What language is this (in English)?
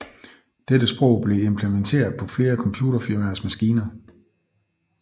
Danish